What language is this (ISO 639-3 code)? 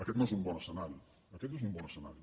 cat